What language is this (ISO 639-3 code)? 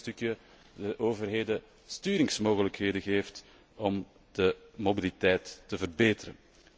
nld